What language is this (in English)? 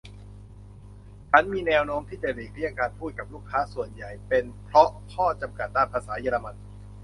Thai